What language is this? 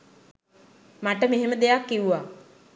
Sinhala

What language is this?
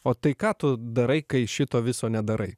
Lithuanian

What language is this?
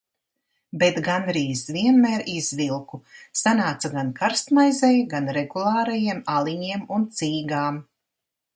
Latvian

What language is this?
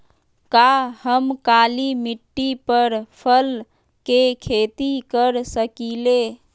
Magahi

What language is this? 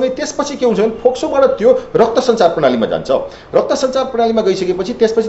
Hindi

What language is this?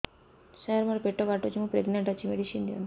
Odia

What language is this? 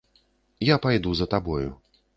Belarusian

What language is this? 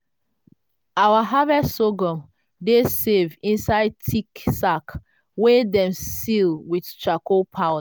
Nigerian Pidgin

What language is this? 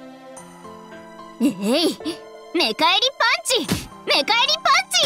Japanese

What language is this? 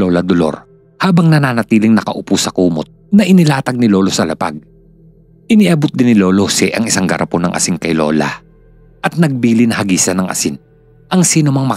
Filipino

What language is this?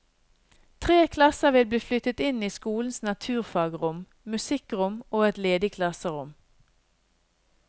Norwegian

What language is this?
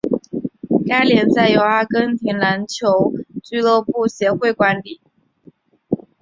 Chinese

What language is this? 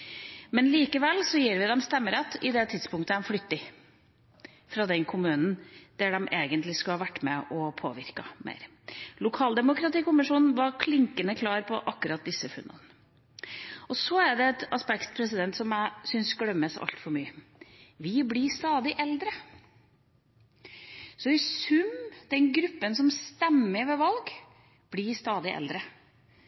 Norwegian Bokmål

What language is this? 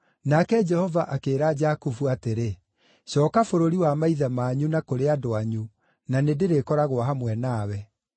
Kikuyu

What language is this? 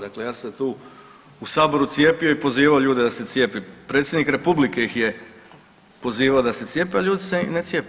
Croatian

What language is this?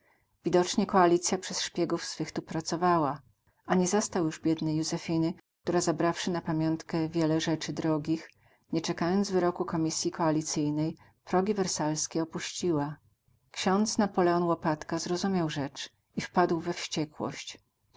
Polish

